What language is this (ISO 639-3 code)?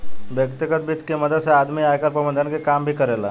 bho